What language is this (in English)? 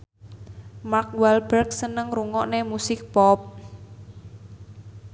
Javanese